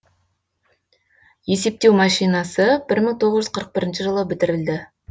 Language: Kazakh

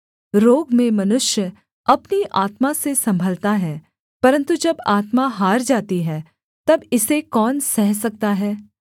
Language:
Hindi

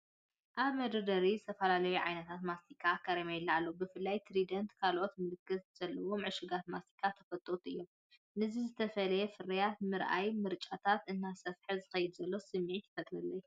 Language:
Tigrinya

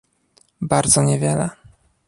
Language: Polish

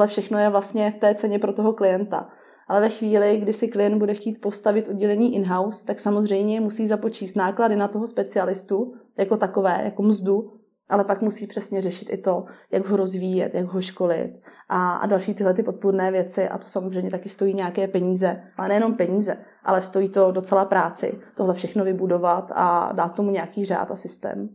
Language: Czech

